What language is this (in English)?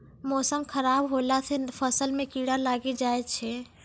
Maithili